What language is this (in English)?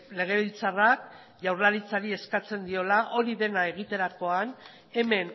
Basque